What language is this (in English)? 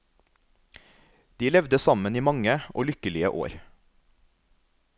Norwegian